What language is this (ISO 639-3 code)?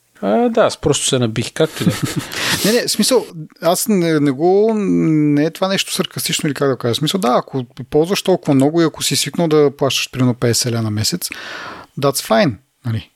bul